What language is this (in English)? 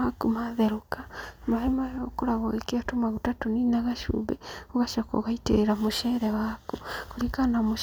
Kikuyu